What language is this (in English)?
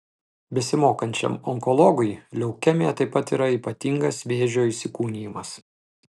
Lithuanian